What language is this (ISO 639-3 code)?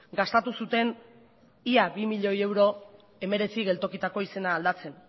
eus